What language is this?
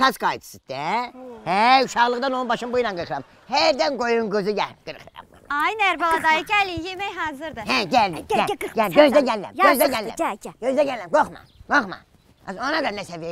Turkish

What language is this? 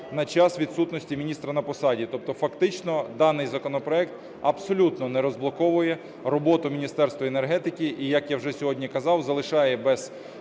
Ukrainian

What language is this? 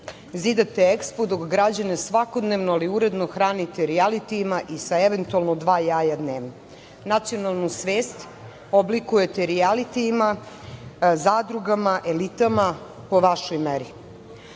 Serbian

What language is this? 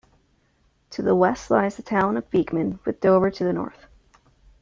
English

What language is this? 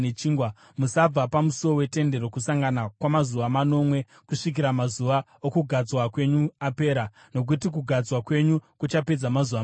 Shona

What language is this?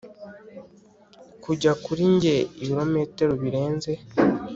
Kinyarwanda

